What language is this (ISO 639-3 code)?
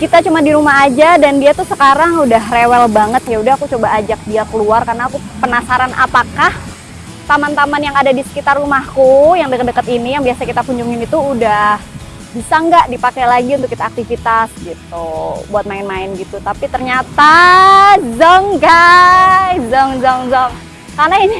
ind